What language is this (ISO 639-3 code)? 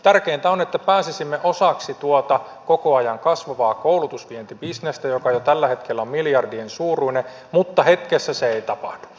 fin